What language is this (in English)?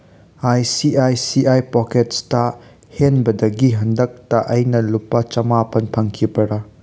Manipuri